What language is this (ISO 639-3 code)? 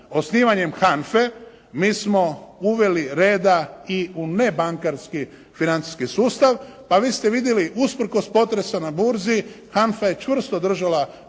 hrv